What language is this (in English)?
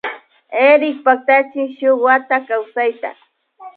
Imbabura Highland Quichua